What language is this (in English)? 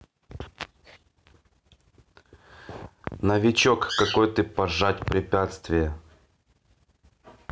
Russian